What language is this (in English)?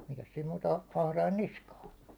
Finnish